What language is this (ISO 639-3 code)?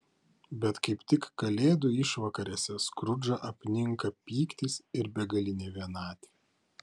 lit